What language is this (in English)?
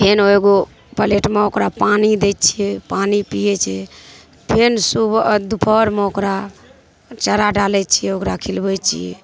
Maithili